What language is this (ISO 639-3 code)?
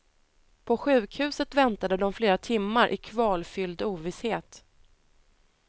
swe